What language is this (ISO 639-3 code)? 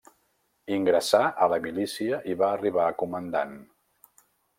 cat